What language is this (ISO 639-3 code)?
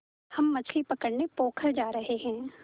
hin